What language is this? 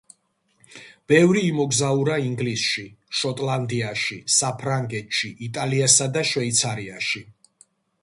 Georgian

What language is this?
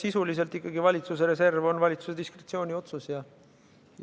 Estonian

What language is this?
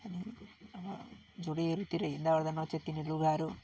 Nepali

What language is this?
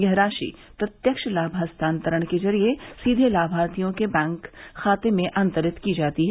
Hindi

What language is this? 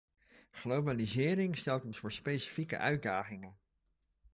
Dutch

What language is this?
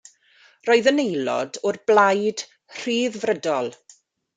Welsh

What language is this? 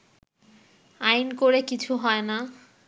Bangla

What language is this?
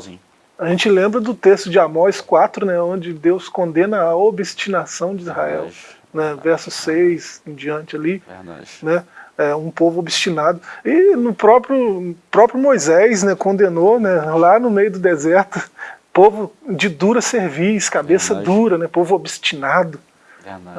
Portuguese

